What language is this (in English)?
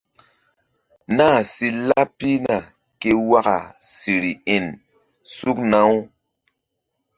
Mbum